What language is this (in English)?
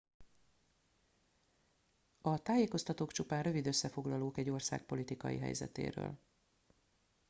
Hungarian